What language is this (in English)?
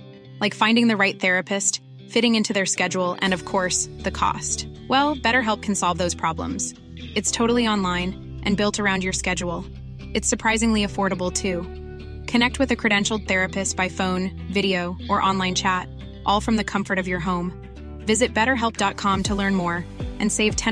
English